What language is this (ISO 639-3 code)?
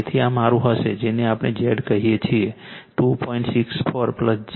guj